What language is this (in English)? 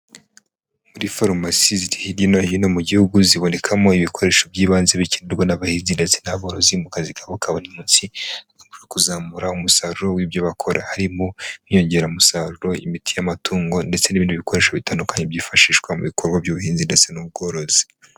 Kinyarwanda